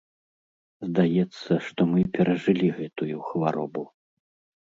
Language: Belarusian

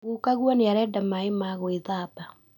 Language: Kikuyu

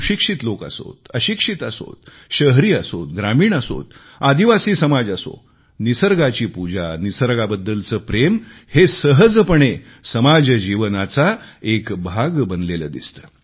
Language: Marathi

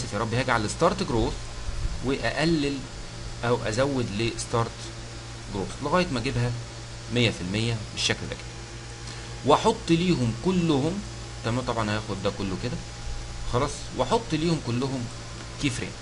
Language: Arabic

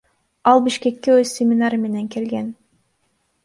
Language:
Kyrgyz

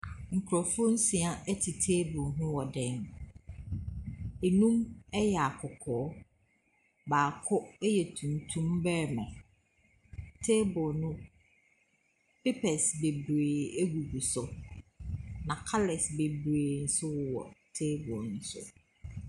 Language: Akan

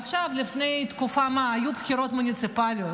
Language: Hebrew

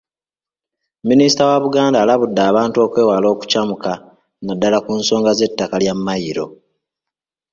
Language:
Ganda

